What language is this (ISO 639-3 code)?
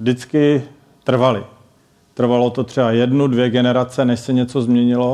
ces